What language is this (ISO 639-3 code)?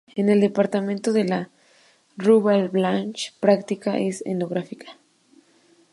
spa